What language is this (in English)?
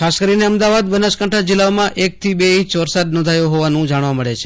Gujarati